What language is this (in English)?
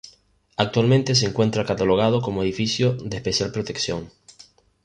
Spanish